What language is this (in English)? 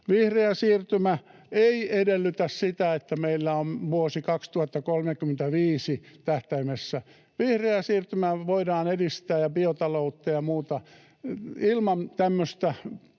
Finnish